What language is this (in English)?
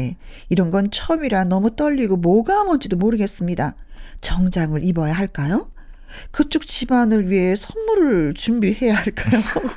Korean